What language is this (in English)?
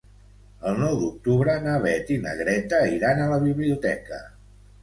Catalan